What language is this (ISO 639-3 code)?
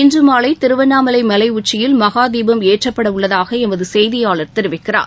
tam